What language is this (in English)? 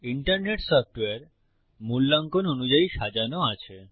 Bangla